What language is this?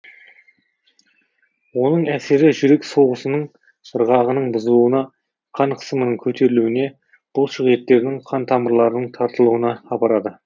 Kazakh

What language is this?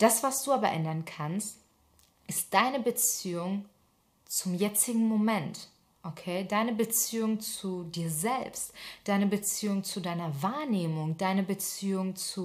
German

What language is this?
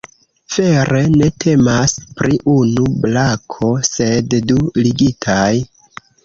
Esperanto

